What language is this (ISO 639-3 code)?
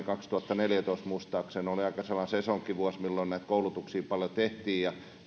fin